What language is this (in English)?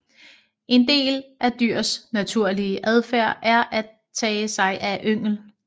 Danish